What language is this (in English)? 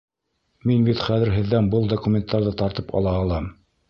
Bashkir